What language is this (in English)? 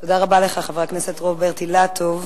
Hebrew